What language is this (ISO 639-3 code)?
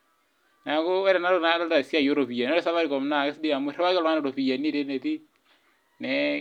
mas